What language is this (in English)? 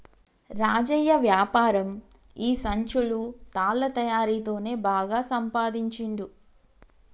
Telugu